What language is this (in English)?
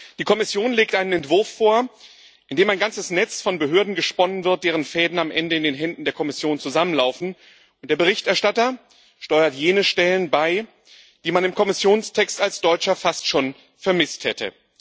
German